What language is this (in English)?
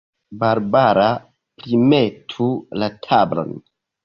Esperanto